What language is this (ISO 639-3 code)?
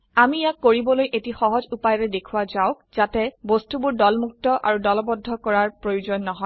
asm